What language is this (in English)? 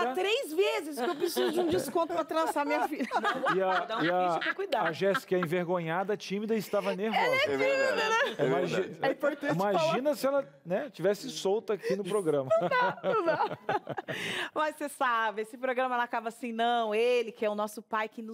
Portuguese